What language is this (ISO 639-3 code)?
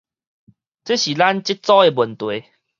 nan